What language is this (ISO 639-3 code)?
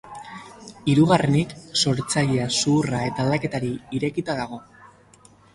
eus